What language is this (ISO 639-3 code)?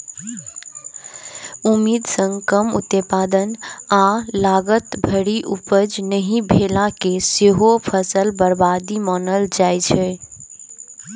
mai